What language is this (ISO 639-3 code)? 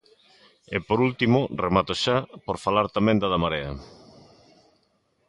glg